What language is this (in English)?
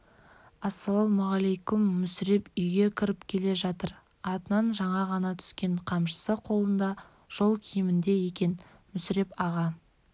Kazakh